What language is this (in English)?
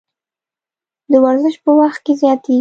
Pashto